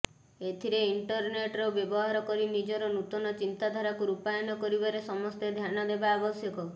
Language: Odia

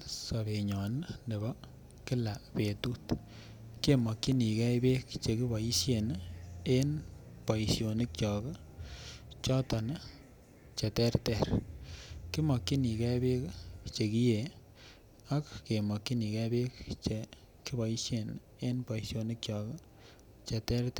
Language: Kalenjin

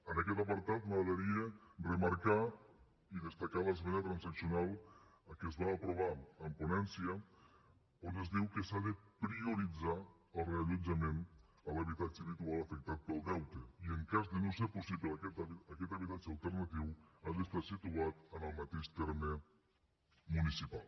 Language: Catalan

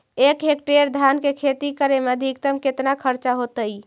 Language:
Magahi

